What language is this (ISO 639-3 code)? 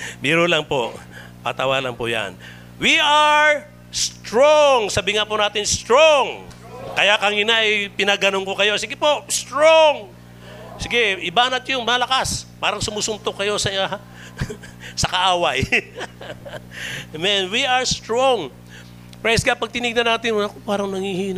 fil